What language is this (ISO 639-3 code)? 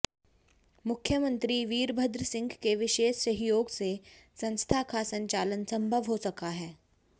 hin